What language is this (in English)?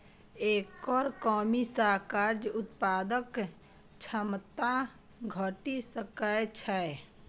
Maithili